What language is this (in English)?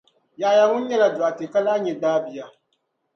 Dagbani